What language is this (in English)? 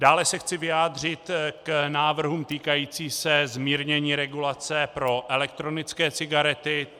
Czech